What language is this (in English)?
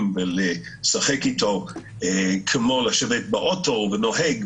Hebrew